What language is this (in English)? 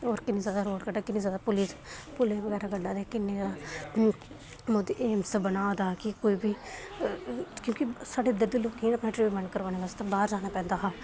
Dogri